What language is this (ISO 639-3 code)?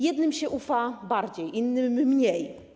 pol